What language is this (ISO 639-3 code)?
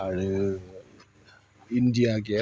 brx